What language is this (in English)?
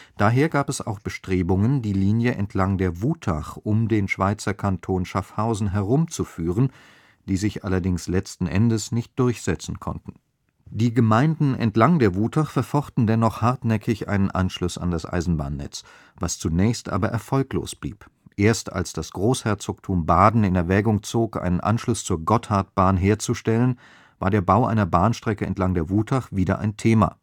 German